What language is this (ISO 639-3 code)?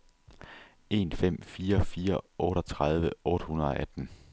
dan